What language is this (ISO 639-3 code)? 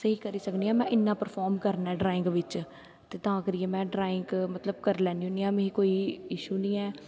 doi